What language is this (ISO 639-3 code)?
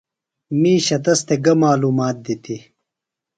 phl